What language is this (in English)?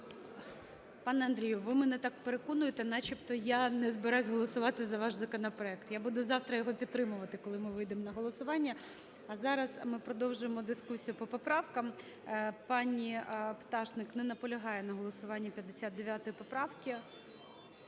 Ukrainian